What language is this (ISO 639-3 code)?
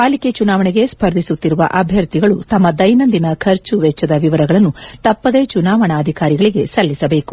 kan